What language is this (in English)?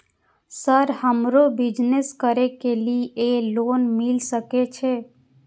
Maithili